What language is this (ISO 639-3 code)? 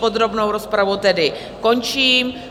ces